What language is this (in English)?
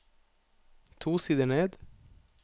Norwegian